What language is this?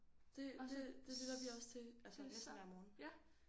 Danish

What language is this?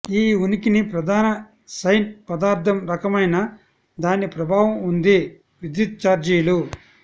Telugu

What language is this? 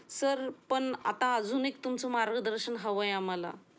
Marathi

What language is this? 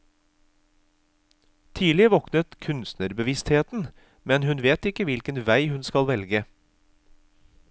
Norwegian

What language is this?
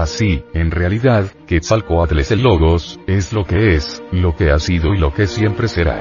Spanish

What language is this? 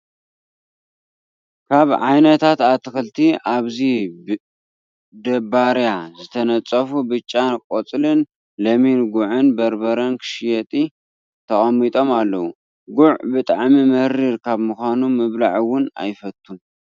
Tigrinya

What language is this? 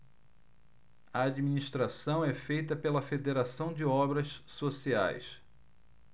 Portuguese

